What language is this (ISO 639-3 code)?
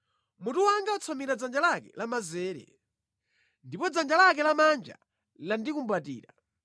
nya